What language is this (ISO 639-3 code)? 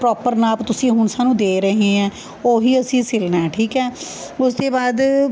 pan